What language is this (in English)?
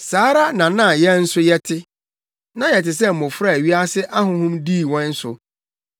Akan